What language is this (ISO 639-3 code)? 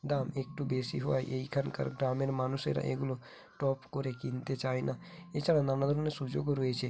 ben